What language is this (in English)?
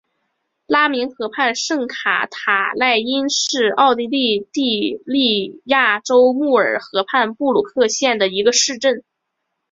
Chinese